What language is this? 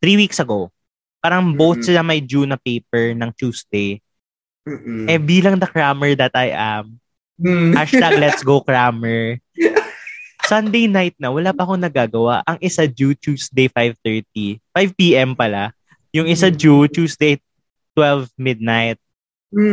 Filipino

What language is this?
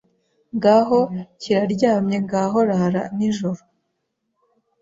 Kinyarwanda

